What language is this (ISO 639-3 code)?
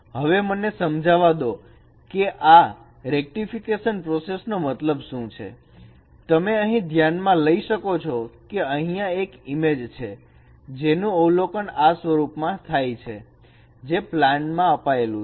guj